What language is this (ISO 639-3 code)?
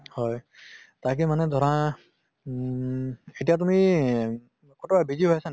asm